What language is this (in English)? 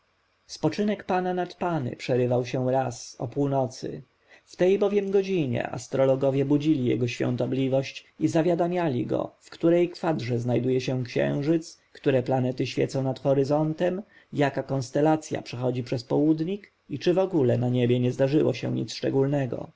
Polish